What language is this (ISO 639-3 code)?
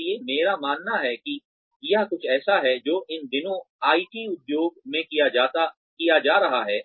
hin